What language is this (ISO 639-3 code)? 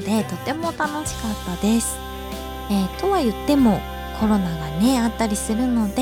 jpn